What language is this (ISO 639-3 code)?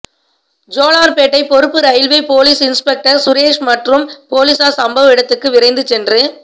tam